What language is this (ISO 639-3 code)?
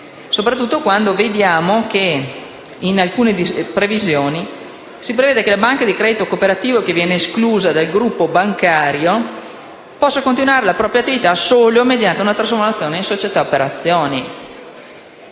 ita